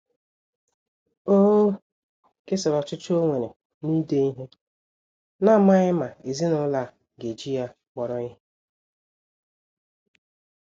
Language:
Igbo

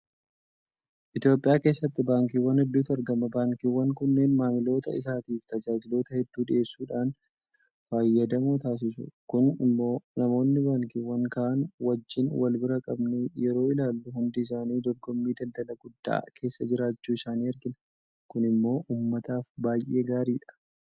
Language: Oromo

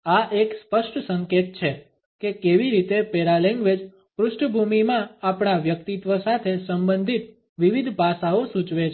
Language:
Gujarati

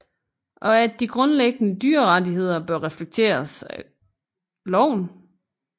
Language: Danish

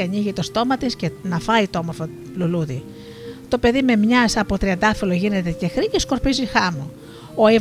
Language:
Greek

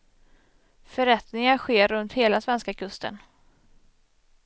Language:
Swedish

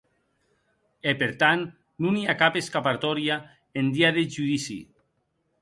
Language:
Occitan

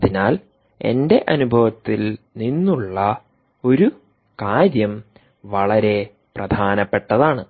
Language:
Malayalam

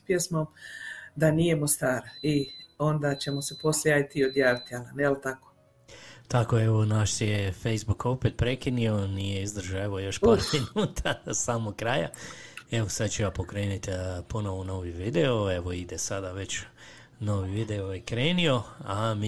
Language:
Croatian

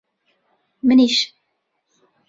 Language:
Central Kurdish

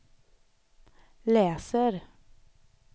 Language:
Swedish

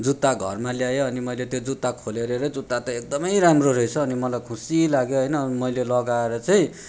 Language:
Nepali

